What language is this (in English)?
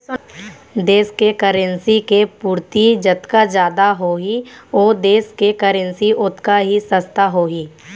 Chhattisgarhi